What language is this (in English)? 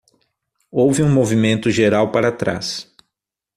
Portuguese